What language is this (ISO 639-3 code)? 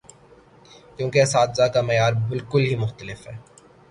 urd